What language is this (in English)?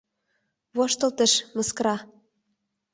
Mari